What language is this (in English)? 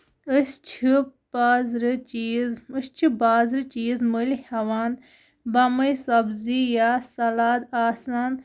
Kashmiri